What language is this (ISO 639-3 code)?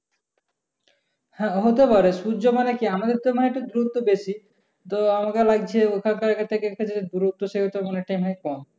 ben